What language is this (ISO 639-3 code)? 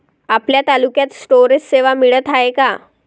mar